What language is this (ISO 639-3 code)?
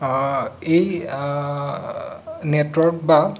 asm